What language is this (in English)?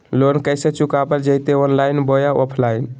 Magahi